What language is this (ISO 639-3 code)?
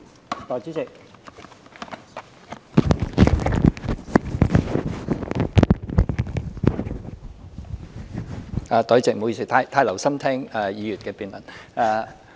yue